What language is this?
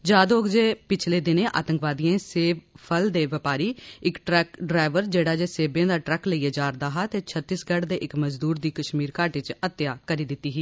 Dogri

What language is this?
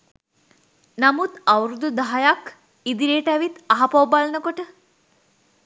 Sinhala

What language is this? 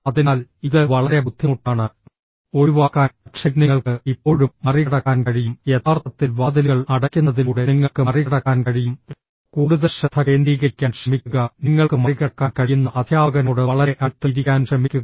Malayalam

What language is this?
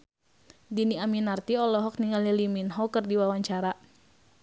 Sundanese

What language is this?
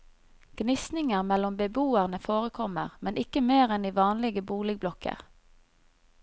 Norwegian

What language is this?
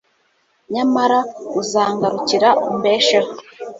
Kinyarwanda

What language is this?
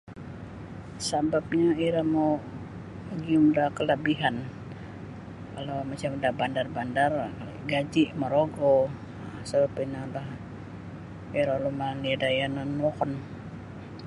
Sabah Bisaya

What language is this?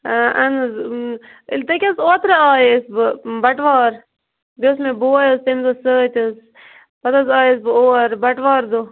Kashmiri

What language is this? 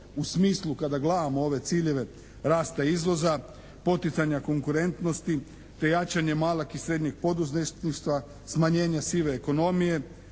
Croatian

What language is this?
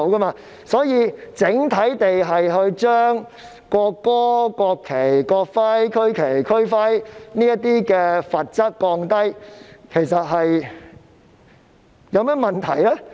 Cantonese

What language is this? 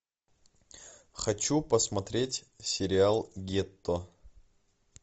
Russian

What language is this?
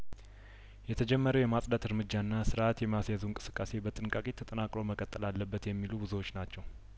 Amharic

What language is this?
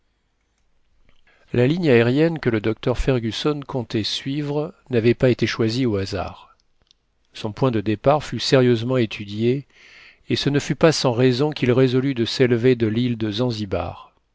French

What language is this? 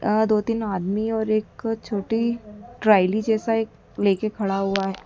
Hindi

